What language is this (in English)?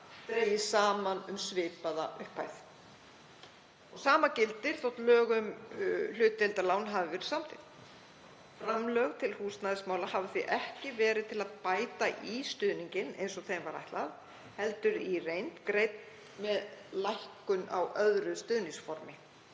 Icelandic